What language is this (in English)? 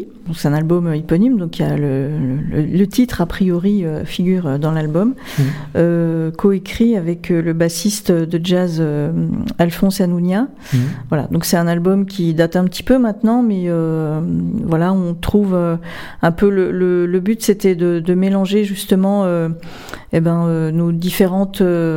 French